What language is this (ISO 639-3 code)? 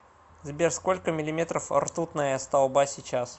rus